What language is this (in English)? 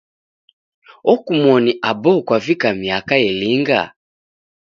Taita